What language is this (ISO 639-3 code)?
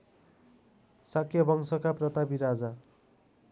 nep